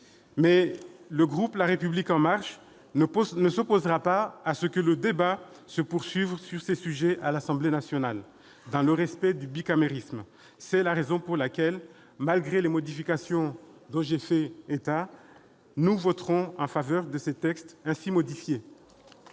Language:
French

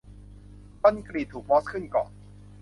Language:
Thai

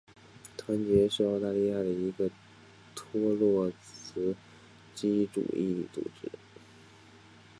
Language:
Chinese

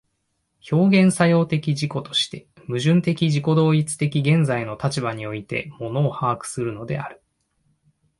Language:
Japanese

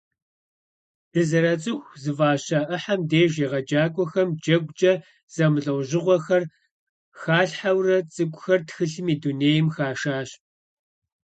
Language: Kabardian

